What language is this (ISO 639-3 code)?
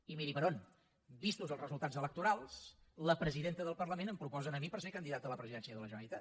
cat